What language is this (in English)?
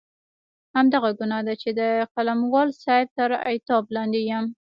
Pashto